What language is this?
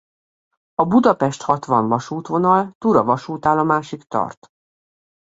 Hungarian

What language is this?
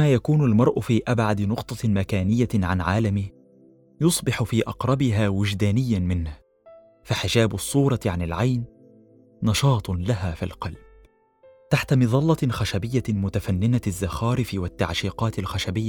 Arabic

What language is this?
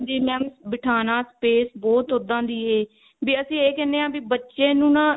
Punjabi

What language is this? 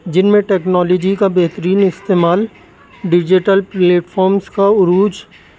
Urdu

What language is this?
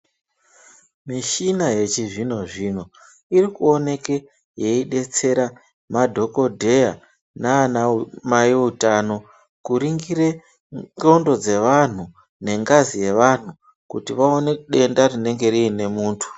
Ndau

